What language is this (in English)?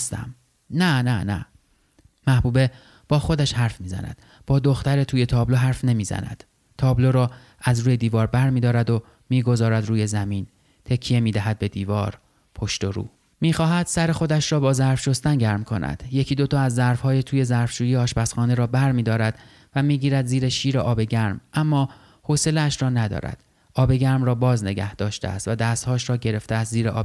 Persian